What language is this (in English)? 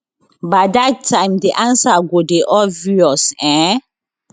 Nigerian Pidgin